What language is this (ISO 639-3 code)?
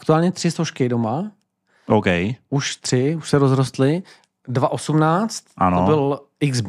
ces